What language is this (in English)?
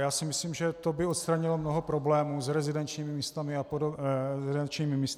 Czech